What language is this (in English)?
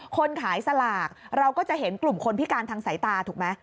Thai